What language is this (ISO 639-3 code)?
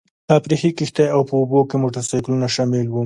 pus